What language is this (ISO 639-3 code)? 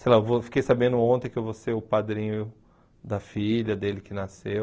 por